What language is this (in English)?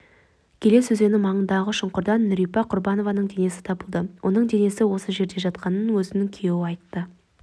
Kazakh